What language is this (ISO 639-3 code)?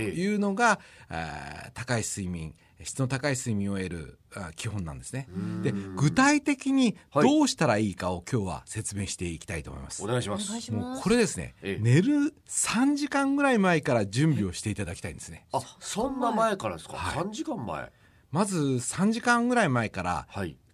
jpn